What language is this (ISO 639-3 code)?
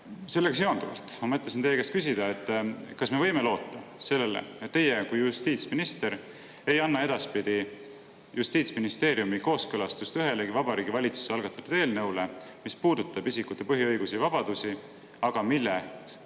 est